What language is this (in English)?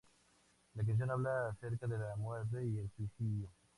Spanish